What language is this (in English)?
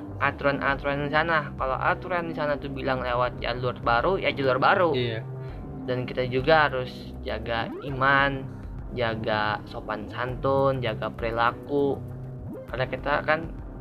Indonesian